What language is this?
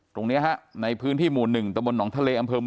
Thai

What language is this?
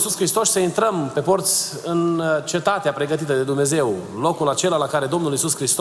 Romanian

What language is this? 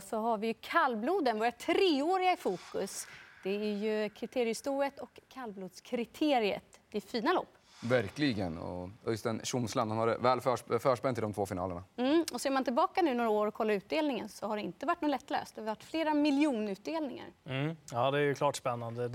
Swedish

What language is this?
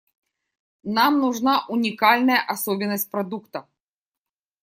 Russian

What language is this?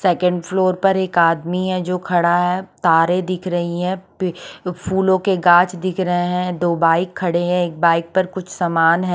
Hindi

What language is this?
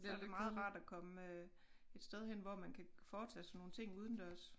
Danish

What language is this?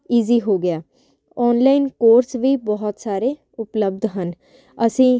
Punjabi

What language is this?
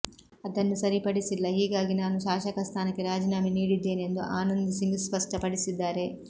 Kannada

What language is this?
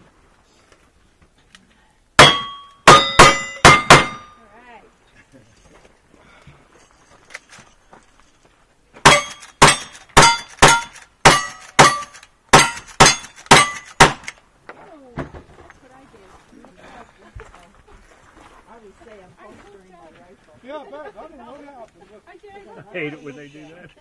English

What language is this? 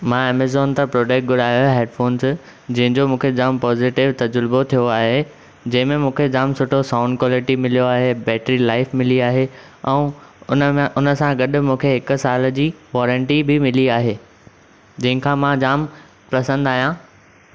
Sindhi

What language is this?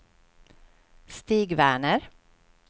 Swedish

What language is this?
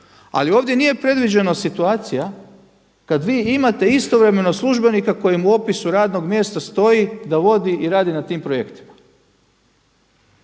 Croatian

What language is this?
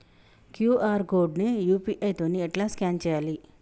Telugu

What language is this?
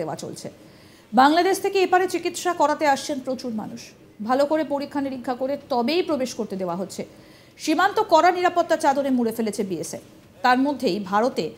Bangla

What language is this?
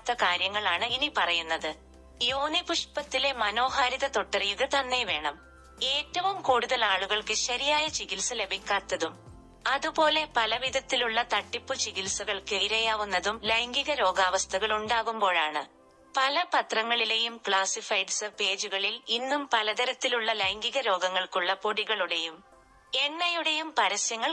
Malayalam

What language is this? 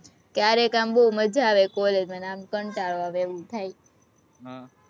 Gujarati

